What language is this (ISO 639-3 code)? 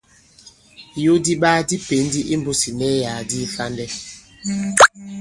abb